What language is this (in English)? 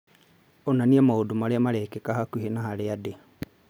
Kikuyu